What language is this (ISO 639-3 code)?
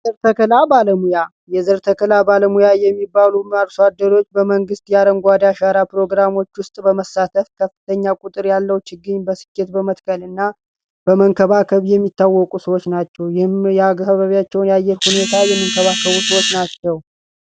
amh